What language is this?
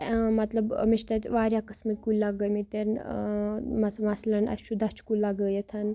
Kashmiri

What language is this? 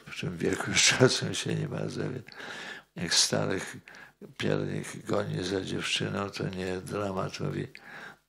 Polish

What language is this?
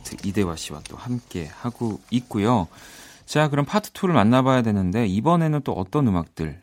Korean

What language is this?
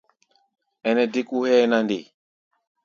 Gbaya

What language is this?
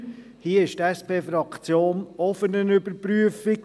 Swiss German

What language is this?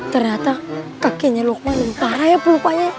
Indonesian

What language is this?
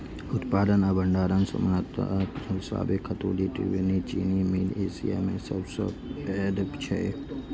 Maithili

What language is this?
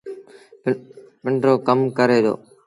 Sindhi Bhil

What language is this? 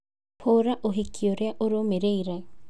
Kikuyu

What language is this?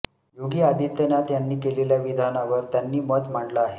Marathi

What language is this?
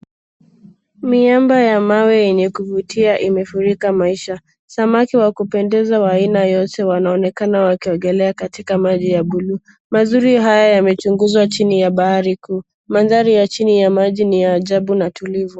Swahili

